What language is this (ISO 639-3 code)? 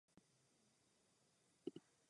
ces